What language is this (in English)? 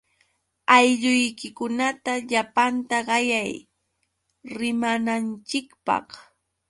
Yauyos Quechua